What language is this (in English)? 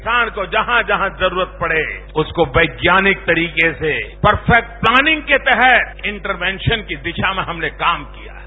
Marathi